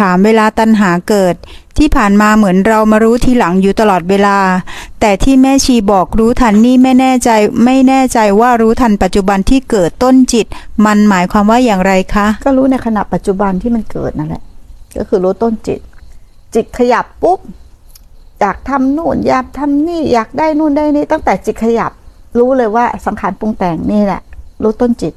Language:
Thai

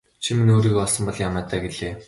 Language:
Mongolian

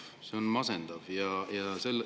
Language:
Estonian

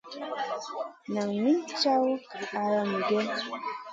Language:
Masana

